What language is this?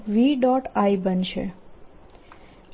Gujarati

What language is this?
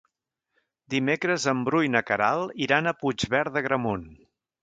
Catalan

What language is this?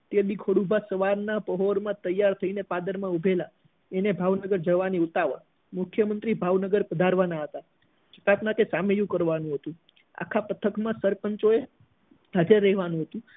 Gujarati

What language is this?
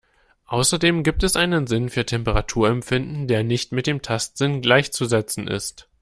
German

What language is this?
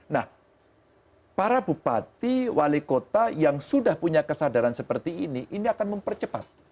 Indonesian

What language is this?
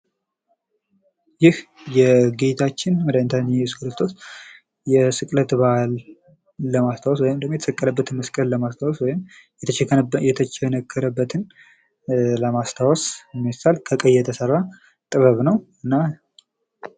Amharic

